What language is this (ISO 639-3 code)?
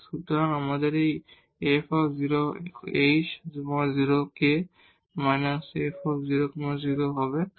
ben